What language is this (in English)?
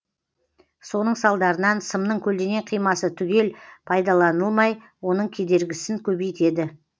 Kazakh